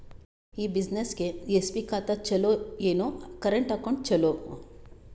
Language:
Kannada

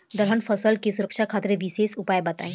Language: Bhojpuri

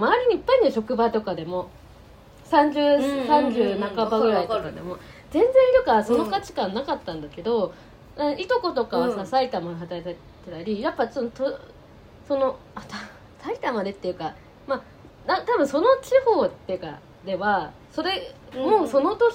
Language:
Japanese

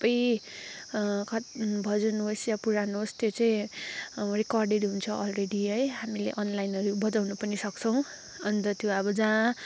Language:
Nepali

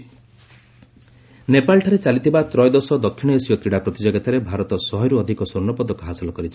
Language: Odia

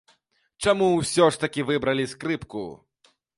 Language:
Belarusian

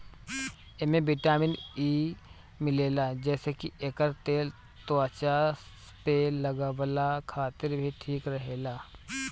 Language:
Bhojpuri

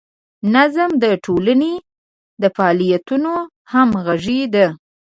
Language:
Pashto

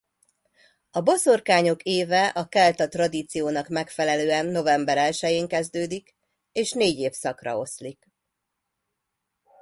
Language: Hungarian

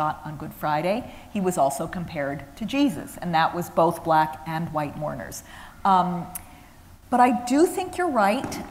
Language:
English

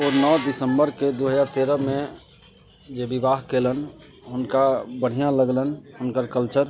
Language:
Maithili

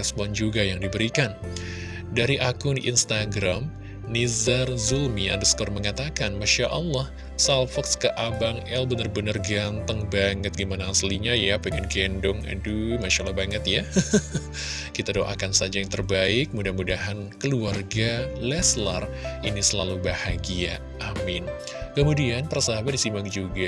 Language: Indonesian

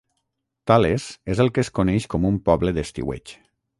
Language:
Catalan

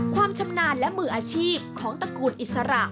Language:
Thai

